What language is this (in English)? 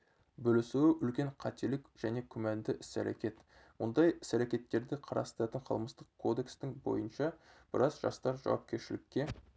Kazakh